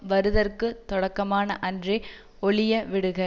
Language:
Tamil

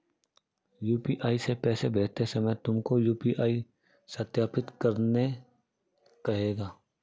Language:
Hindi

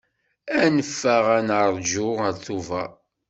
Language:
Kabyle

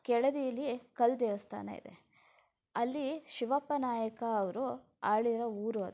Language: Kannada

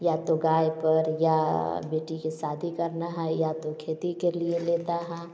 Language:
Hindi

